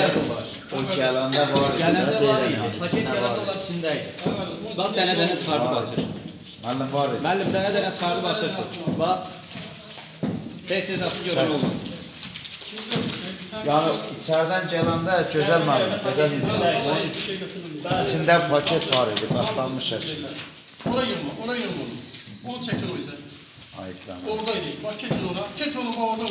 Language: Turkish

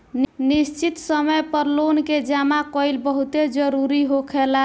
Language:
Bhojpuri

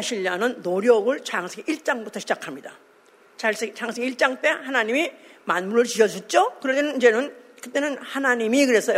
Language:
Korean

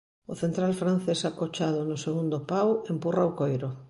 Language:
Galician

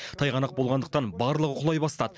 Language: Kazakh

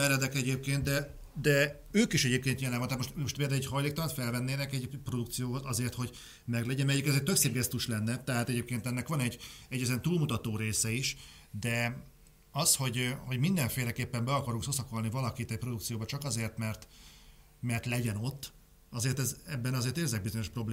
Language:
Hungarian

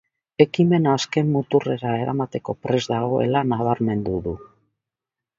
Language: Basque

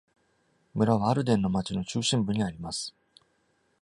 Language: Japanese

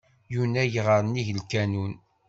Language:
Kabyle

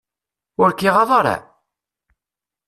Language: Kabyle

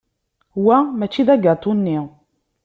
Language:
Kabyle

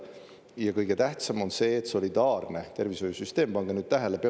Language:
Estonian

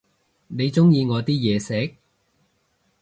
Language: Cantonese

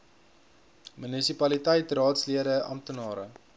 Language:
Afrikaans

